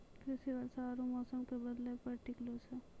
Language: Maithili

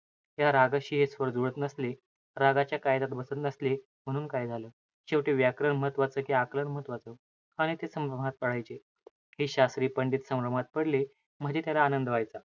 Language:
Marathi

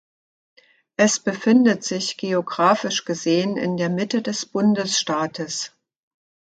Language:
German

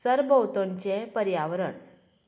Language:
Konkani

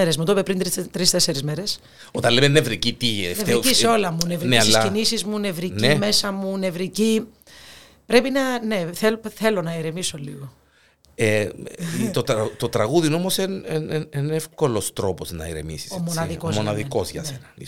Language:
Greek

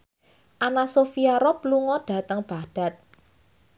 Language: Javanese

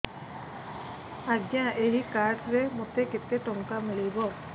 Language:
Odia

